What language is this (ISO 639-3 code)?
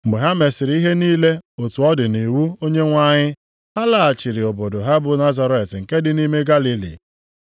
ibo